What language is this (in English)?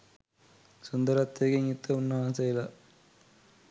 Sinhala